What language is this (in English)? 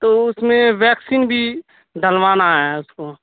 Urdu